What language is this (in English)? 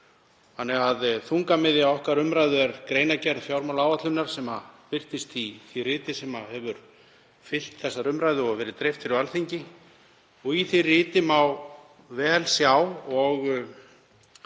Icelandic